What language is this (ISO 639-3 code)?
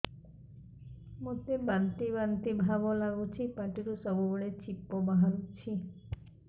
ori